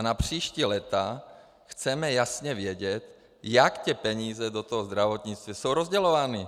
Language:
Czech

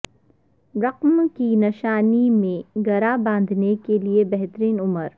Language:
Urdu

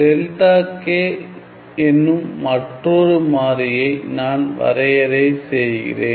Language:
Tamil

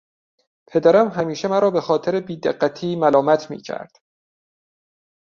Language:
Persian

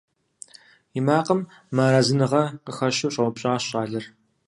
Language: Kabardian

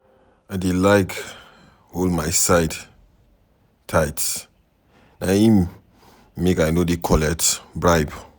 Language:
Nigerian Pidgin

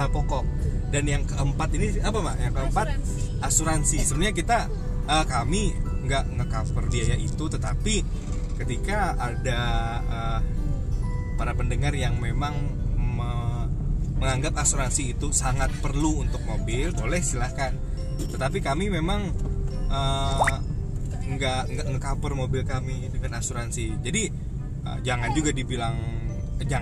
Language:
Indonesian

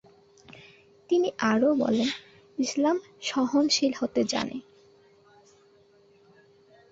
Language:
Bangla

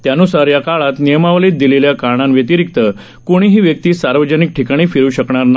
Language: Marathi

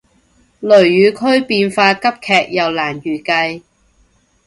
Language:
Cantonese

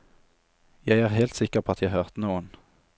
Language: Norwegian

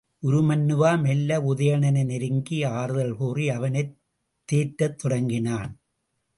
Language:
Tamil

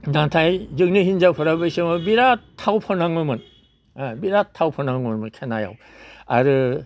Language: Bodo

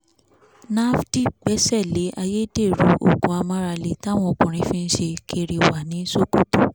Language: Yoruba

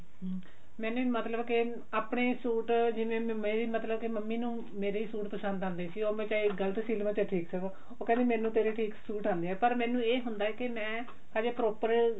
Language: Punjabi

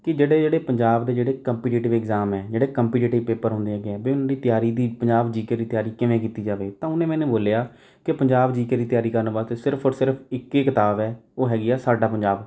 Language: Punjabi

